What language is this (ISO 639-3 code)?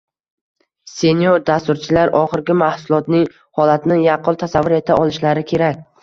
uzb